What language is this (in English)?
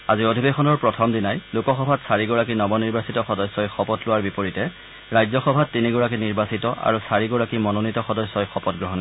Assamese